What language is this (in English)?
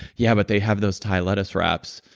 English